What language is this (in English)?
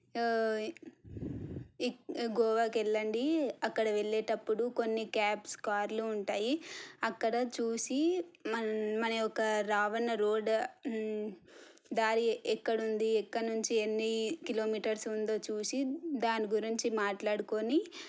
Telugu